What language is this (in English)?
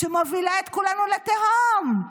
Hebrew